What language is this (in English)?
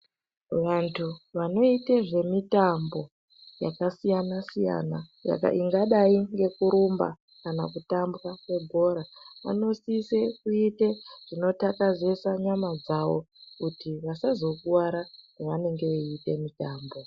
Ndau